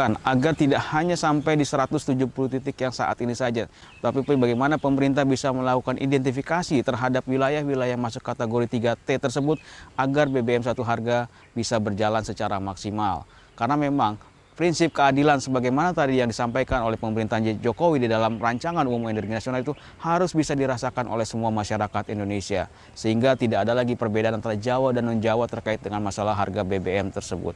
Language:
Indonesian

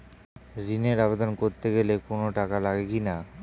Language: Bangla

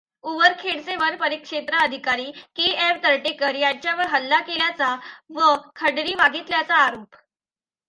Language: Marathi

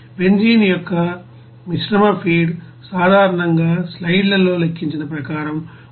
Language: Telugu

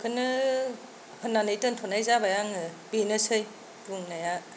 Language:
Bodo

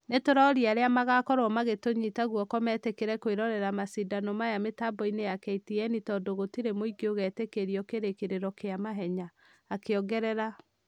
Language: Kikuyu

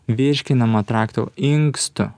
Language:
Lithuanian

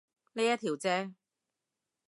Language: Cantonese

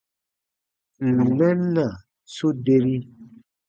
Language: Baatonum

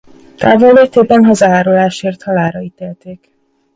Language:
Hungarian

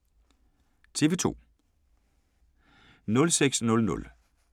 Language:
Danish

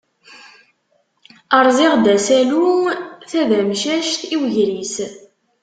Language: Kabyle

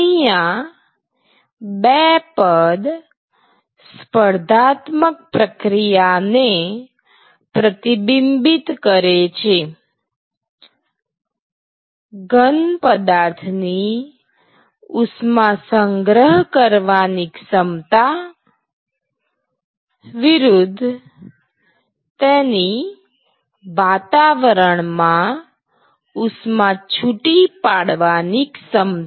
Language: Gujarati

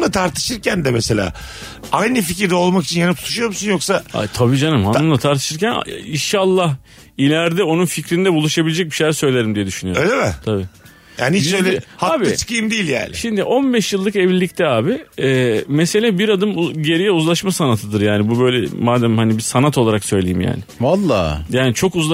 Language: Turkish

